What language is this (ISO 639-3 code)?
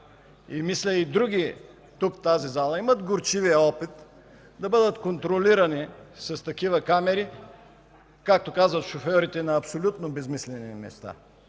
bul